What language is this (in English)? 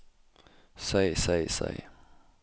Norwegian